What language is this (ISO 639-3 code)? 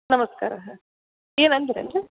kan